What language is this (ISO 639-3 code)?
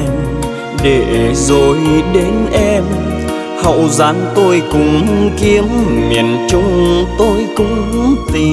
vie